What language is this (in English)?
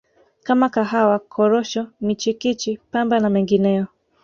Swahili